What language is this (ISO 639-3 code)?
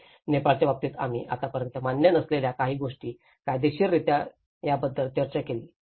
mar